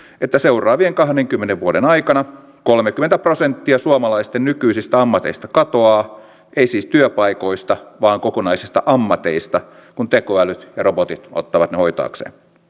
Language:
Finnish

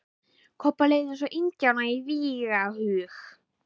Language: Icelandic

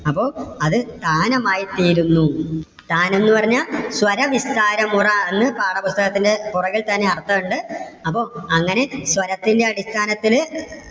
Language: Malayalam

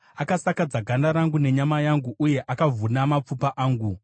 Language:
Shona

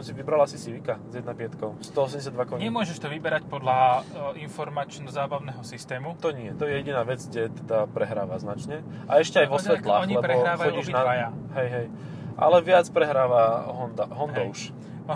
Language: Slovak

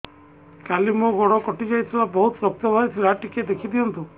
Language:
Odia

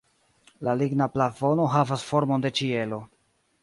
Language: Esperanto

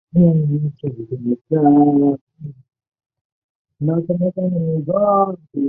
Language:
Chinese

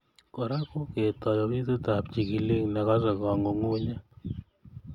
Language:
Kalenjin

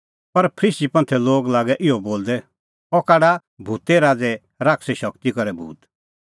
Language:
Kullu Pahari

